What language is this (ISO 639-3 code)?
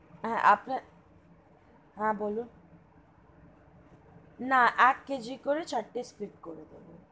ben